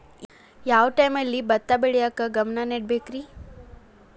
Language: Kannada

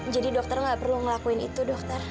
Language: Indonesian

